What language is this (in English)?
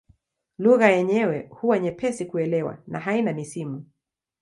Swahili